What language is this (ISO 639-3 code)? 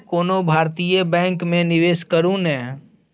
mai